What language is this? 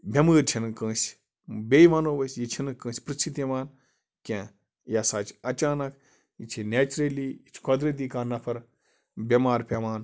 Kashmiri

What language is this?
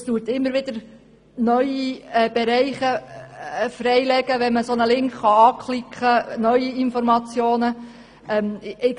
Swiss German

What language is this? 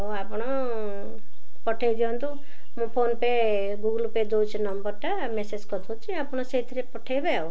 Odia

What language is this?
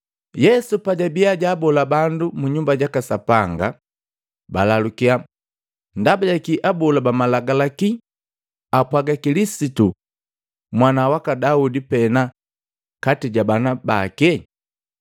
Matengo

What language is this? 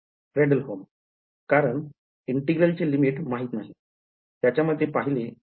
Marathi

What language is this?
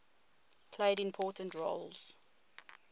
English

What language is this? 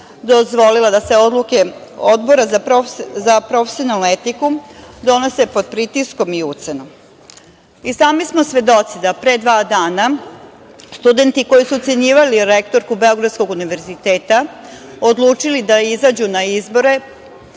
Serbian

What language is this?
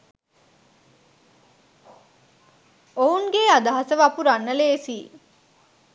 Sinhala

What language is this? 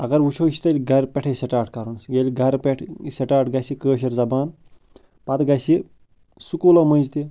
Kashmiri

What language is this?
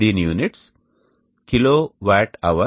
Telugu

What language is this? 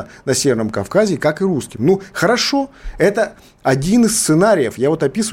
Russian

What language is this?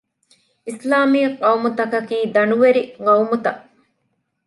Divehi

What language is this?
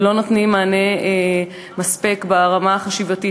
Hebrew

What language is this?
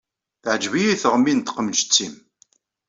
Kabyle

